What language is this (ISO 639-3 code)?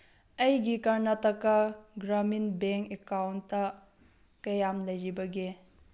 mni